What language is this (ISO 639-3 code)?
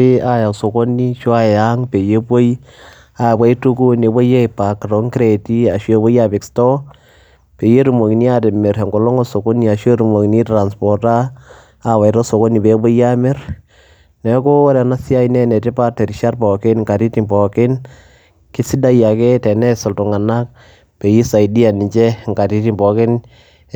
mas